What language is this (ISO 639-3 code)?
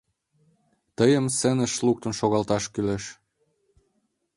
chm